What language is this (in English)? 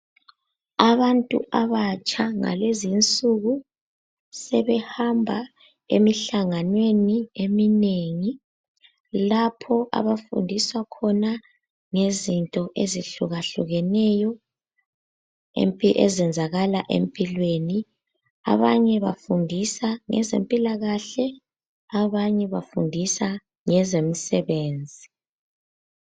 North Ndebele